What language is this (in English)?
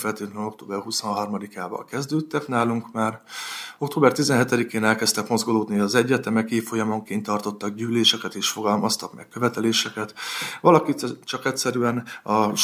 Hungarian